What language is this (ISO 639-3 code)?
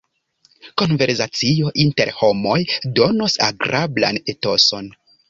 epo